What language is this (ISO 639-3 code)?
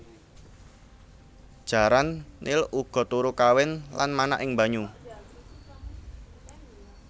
jav